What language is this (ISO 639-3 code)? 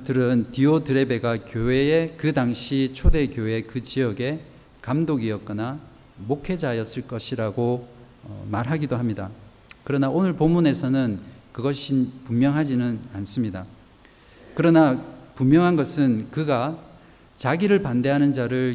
kor